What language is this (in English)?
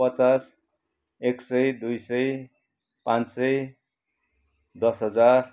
Nepali